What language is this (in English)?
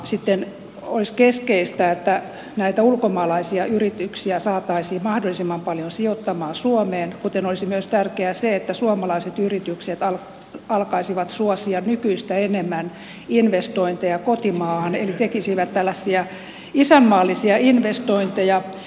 Finnish